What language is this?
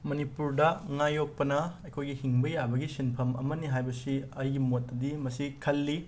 Manipuri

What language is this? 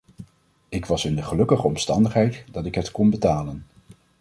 Dutch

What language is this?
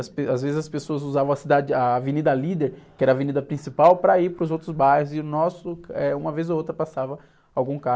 Portuguese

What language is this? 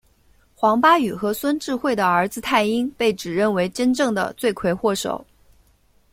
Chinese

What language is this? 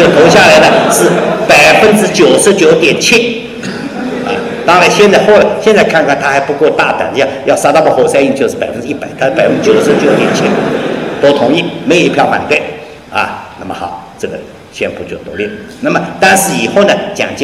Chinese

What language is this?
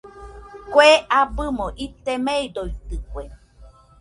Nüpode Huitoto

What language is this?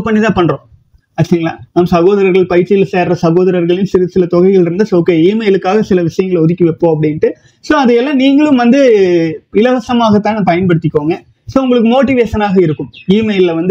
Tamil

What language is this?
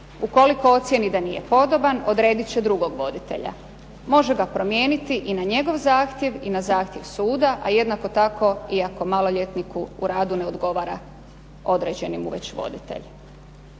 Croatian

